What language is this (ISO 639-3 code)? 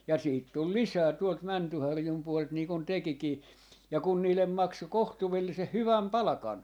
fin